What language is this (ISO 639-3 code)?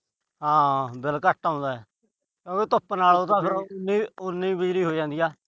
pan